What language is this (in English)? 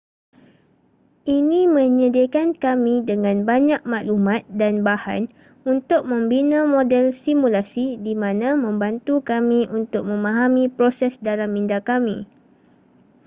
Malay